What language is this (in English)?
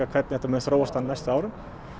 Icelandic